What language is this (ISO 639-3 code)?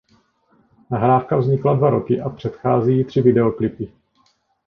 ces